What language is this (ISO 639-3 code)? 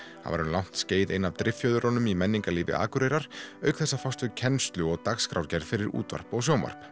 isl